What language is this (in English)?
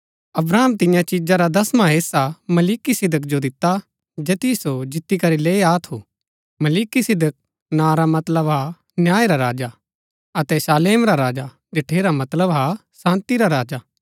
Gaddi